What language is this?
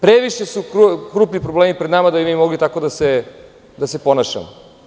Serbian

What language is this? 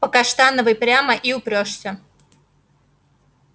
Russian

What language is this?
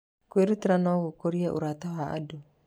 Kikuyu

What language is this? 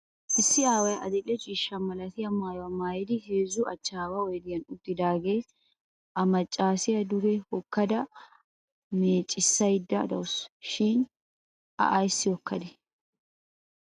Wolaytta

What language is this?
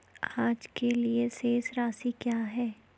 Hindi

